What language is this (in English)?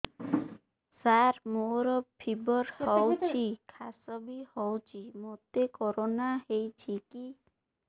Odia